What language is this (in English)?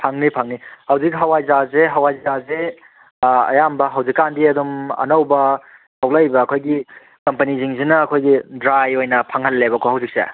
Manipuri